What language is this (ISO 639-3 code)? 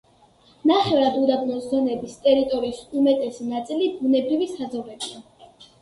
kat